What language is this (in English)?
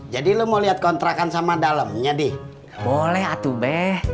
Indonesian